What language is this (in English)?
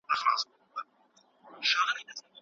Pashto